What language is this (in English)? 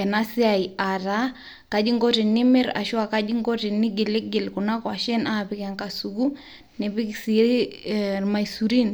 Masai